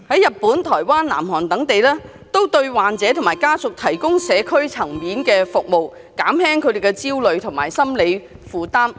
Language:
Cantonese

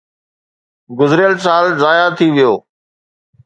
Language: Sindhi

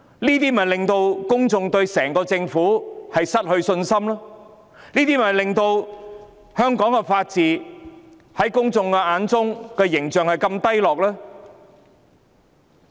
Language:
Cantonese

